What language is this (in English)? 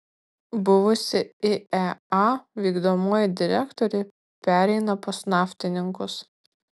Lithuanian